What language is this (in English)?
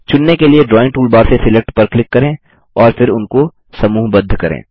Hindi